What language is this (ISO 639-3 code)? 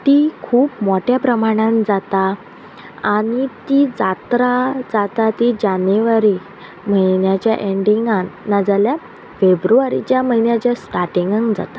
kok